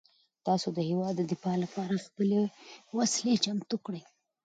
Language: Pashto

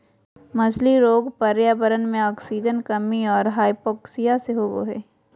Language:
Magahi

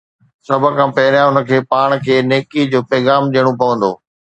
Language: Sindhi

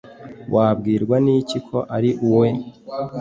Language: Kinyarwanda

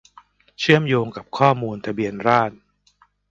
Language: Thai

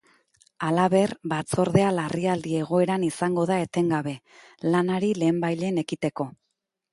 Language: Basque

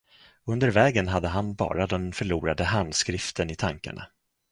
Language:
Swedish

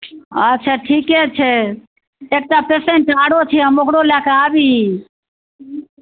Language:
Maithili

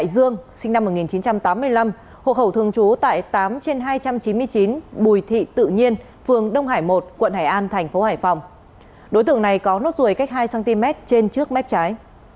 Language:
Vietnamese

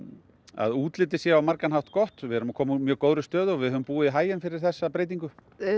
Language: Icelandic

